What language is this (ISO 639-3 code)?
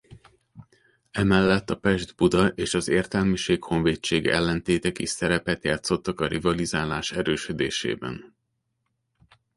hun